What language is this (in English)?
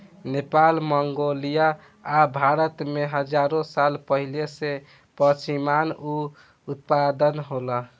Bhojpuri